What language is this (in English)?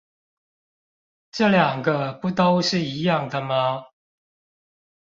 Chinese